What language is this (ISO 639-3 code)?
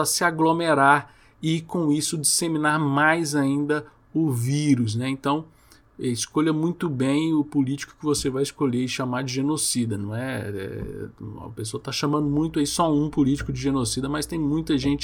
por